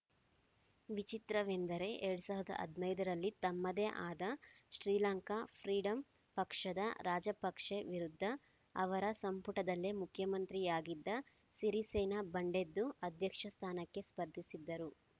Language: Kannada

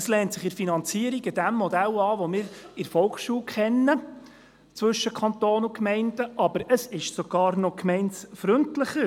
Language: Swiss German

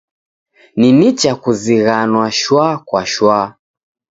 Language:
Taita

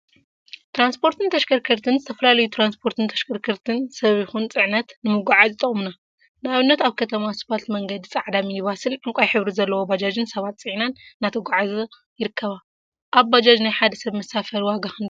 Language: Tigrinya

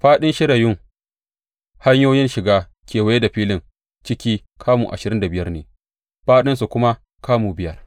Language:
Hausa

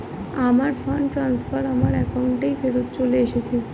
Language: Bangla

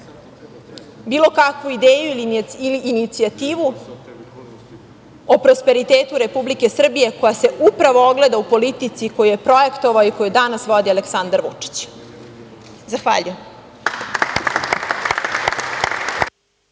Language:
Serbian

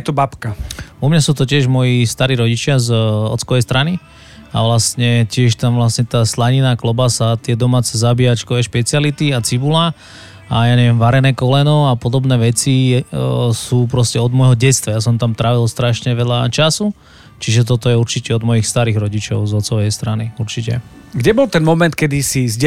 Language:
Slovak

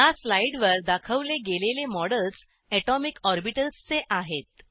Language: Marathi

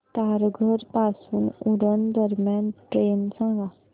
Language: Marathi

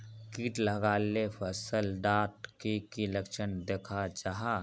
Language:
Magahi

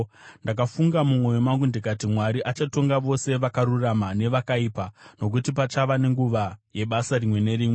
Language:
Shona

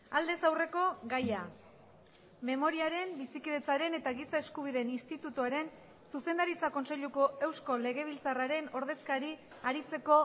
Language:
Basque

